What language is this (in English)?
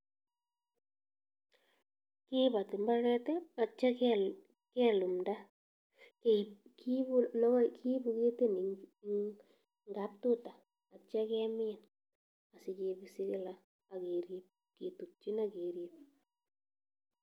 Kalenjin